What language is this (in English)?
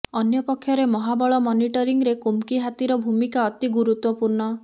Odia